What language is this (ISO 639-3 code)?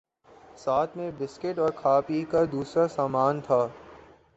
urd